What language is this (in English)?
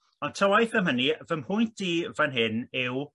Welsh